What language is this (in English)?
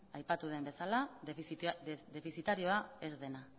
Basque